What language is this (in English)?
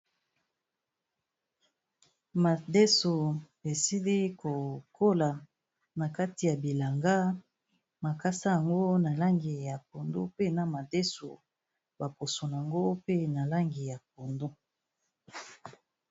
Lingala